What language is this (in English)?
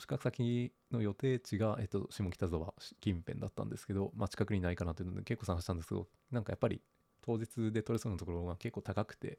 Japanese